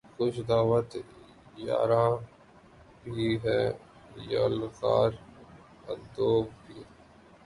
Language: Urdu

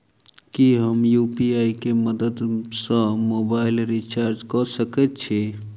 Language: Maithili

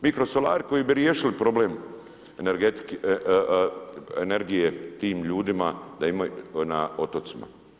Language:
Croatian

